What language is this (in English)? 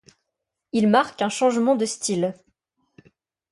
French